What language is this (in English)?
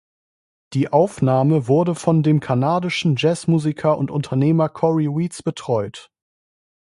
German